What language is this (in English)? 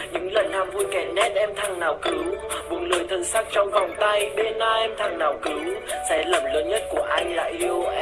Vietnamese